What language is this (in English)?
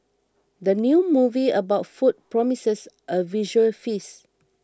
English